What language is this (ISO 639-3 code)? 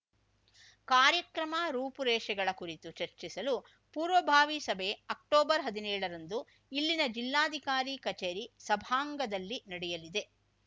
kan